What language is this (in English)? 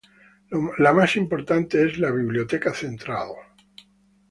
Spanish